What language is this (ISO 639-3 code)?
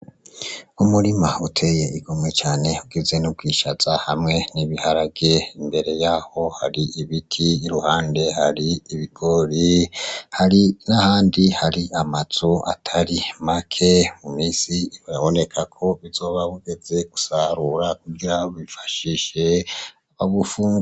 run